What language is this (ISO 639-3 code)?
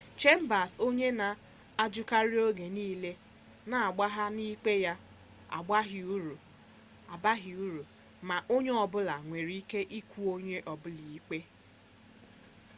ibo